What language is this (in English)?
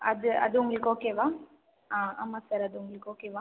Tamil